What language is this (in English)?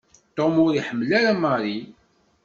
Kabyle